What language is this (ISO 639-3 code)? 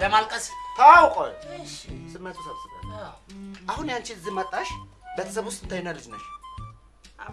amh